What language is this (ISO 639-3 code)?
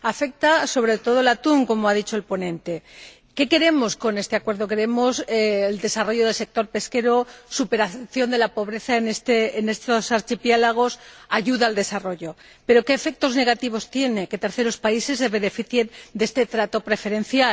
spa